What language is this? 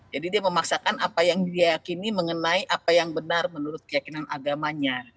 Indonesian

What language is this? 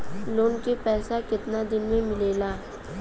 Bhojpuri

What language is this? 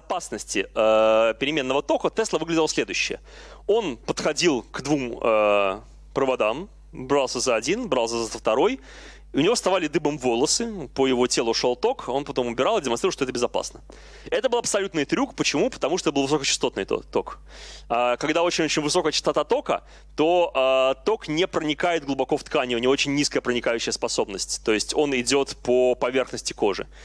Russian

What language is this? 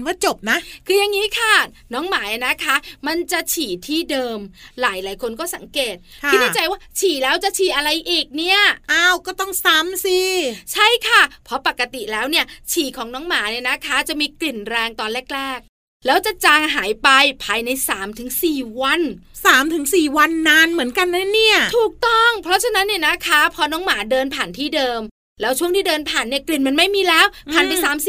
Thai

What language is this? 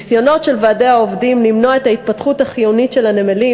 Hebrew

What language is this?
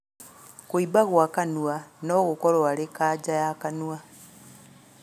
Kikuyu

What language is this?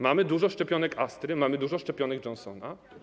Polish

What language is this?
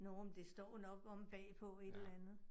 Danish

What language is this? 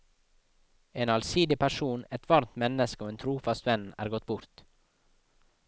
Norwegian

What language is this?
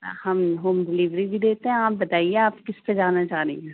Urdu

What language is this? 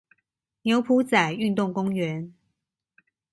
Chinese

